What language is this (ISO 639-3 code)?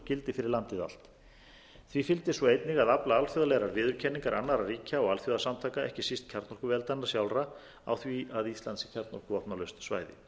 isl